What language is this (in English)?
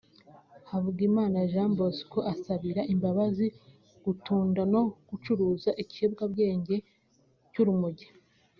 Kinyarwanda